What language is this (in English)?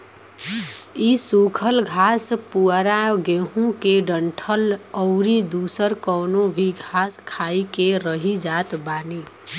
Bhojpuri